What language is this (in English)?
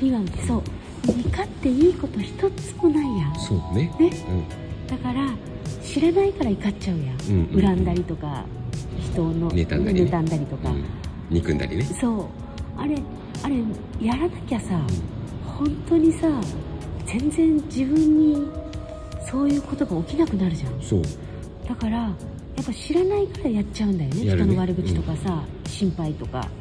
Japanese